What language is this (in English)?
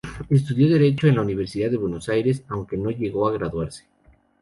Spanish